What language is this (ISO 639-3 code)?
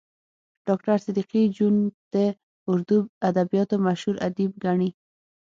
pus